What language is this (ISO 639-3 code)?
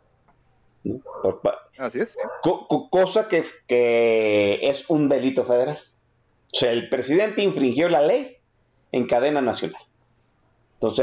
spa